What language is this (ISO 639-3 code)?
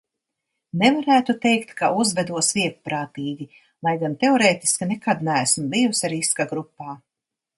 lav